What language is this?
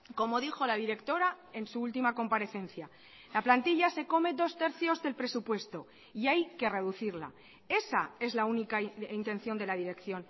Spanish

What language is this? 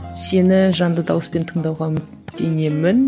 Kazakh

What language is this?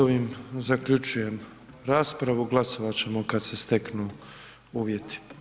Croatian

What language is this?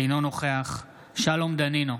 Hebrew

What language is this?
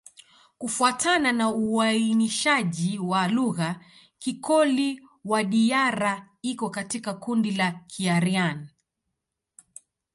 Swahili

